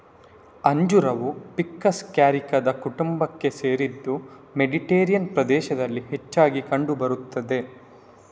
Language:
Kannada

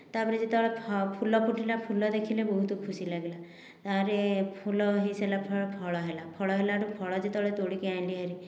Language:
Odia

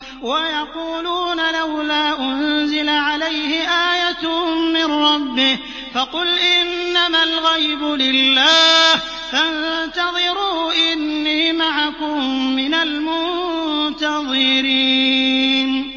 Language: Arabic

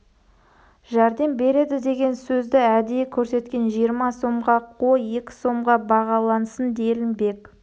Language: Kazakh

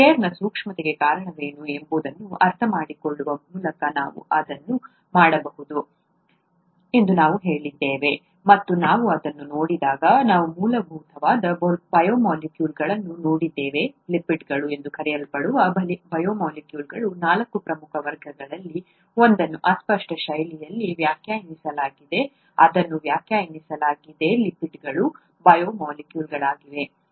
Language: Kannada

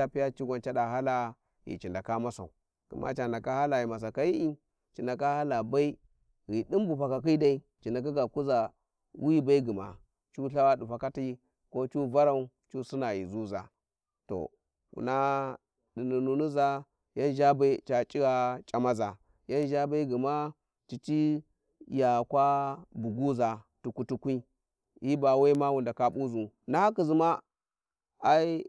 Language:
Warji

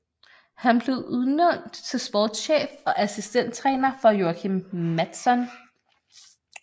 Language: Danish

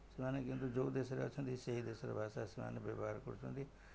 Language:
Odia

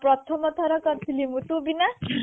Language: Odia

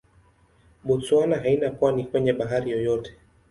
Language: Swahili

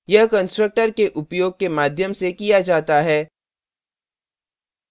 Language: Hindi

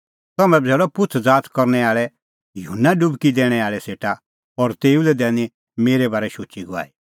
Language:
Kullu Pahari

